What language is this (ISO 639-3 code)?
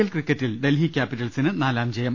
mal